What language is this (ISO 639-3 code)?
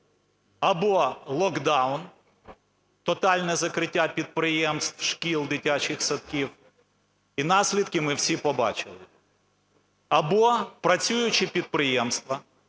ukr